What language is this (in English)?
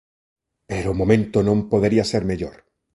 Galician